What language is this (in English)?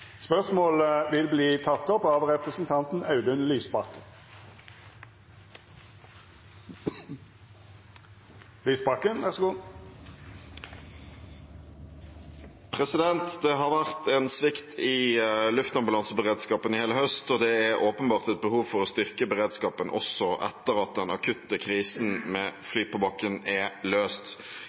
Norwegian